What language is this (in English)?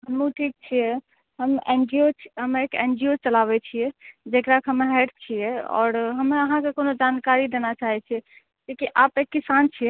Maithili